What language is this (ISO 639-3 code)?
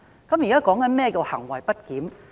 yue